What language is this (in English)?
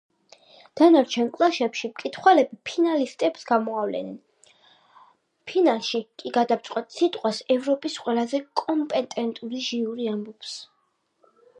Georgian